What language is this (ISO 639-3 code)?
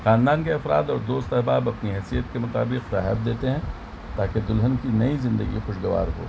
urd